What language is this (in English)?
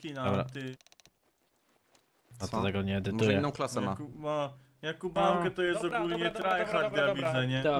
Polish